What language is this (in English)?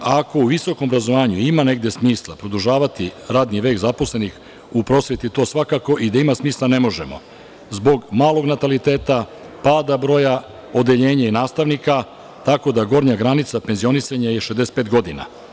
Serbian